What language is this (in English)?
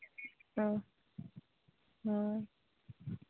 Santali